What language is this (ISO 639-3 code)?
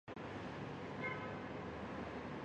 zho